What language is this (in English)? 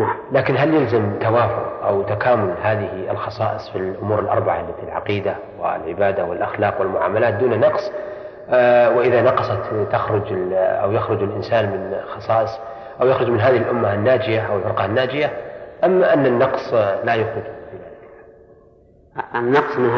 Arabic